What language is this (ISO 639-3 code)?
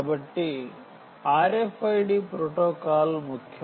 tel